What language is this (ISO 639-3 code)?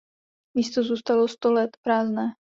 ces